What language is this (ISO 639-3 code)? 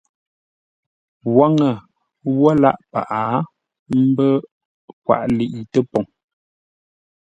nla